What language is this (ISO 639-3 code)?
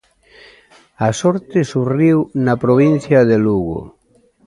glg